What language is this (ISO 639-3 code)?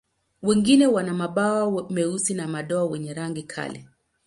swa